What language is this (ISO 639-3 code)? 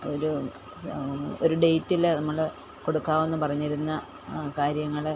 mal